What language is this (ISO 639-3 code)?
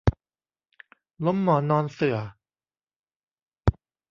tha